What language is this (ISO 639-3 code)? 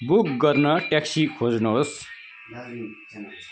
nep